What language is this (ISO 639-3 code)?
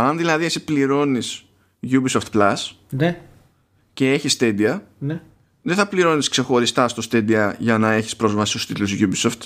ell